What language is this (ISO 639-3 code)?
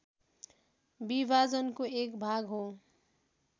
nep